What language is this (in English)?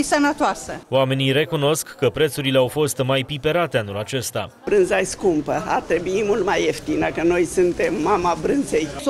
Romanian